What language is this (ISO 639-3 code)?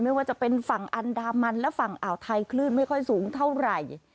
tha